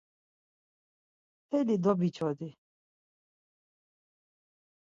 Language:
Laz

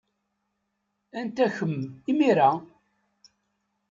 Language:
Kabyle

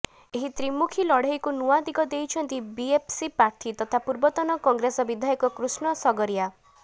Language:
Odia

